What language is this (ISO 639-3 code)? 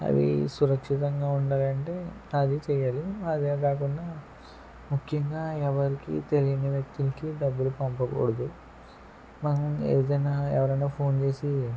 tel